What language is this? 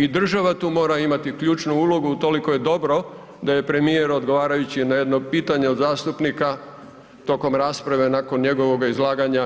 Croatian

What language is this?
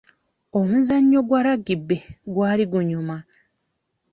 Ganda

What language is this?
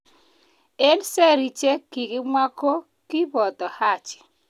Kalenjin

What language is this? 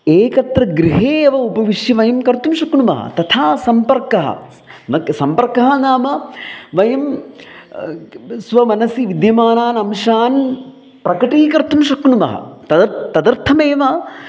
Sanskrit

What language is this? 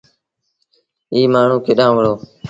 Sindhi Bhil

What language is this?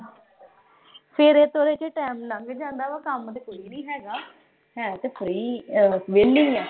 Punjabi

